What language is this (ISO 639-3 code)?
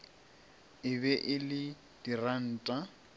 nso